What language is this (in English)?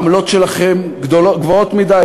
Hebrew